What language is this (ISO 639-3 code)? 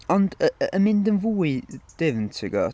cym